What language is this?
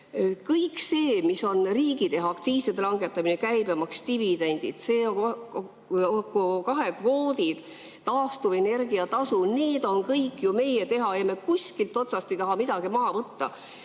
Estonian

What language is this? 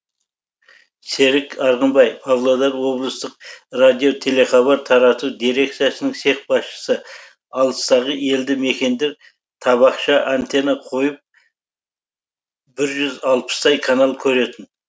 Kazakh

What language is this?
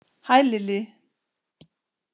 Icelandic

